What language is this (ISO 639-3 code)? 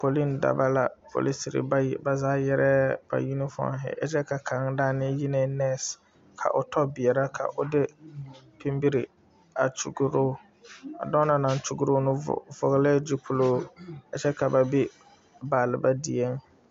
dga